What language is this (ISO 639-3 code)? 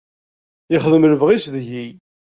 kab